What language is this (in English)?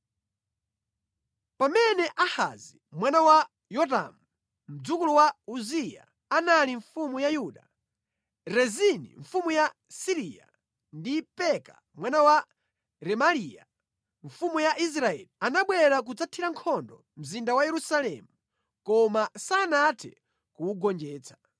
Nyanja